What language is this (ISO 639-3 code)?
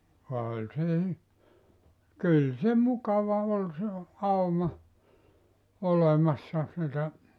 fin